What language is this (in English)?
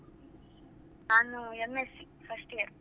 Kannada